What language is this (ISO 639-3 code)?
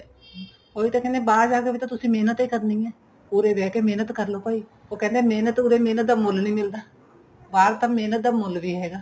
pan